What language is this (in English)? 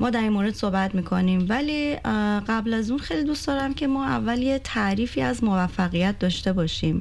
Persian